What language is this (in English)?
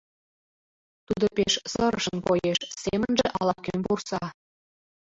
Mari